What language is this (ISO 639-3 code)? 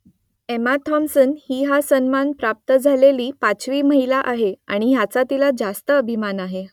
mar